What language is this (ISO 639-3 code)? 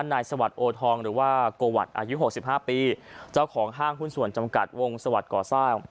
tha